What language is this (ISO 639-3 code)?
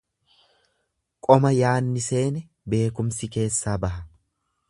orm